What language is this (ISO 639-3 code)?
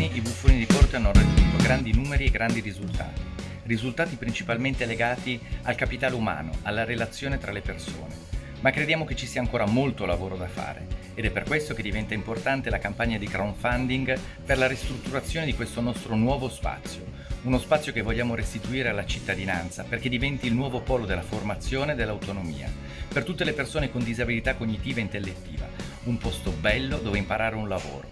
ita